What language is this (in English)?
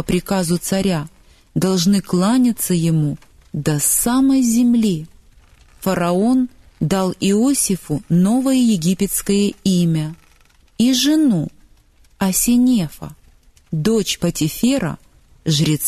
Russian